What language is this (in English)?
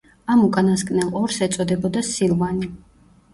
Georgian